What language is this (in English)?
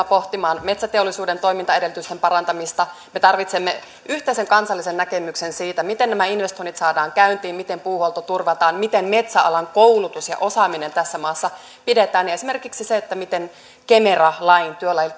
Finnish